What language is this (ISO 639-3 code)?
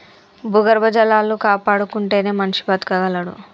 tel